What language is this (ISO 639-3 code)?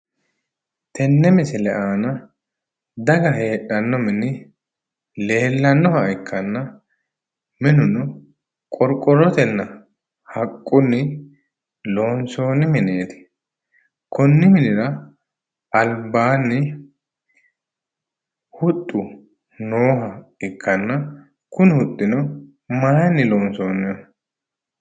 sid